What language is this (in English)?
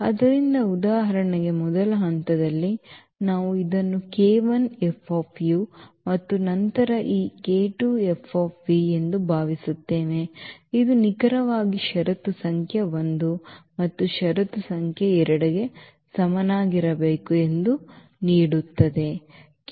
Kannada